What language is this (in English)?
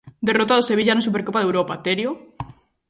Galician